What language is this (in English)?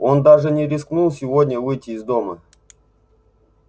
Russian